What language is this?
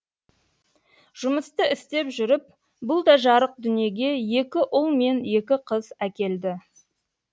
Kazakh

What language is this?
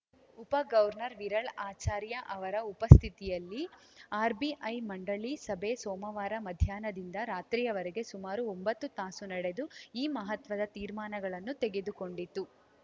Kannada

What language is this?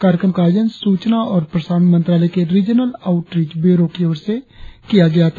Hindi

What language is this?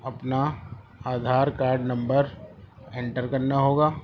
Urdu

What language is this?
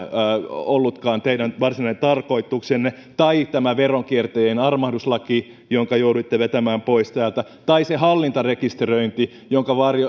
Finnish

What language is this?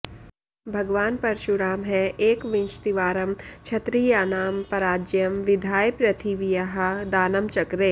Sanskrit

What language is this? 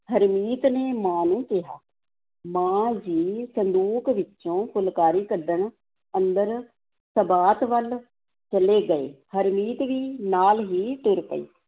Punjabi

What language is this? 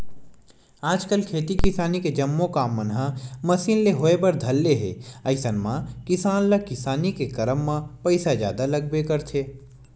Chhattisgarhi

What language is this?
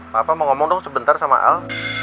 Indonesian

